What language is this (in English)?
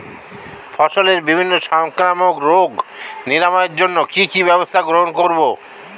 Bangla